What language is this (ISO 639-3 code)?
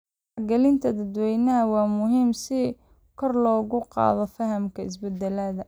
som